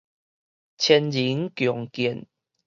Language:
Min Nan Chinese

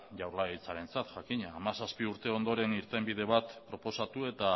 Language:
Basque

